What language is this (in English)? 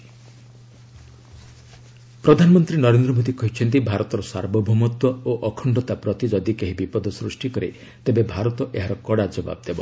Odia